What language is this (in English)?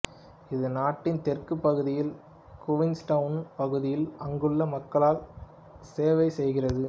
Tamil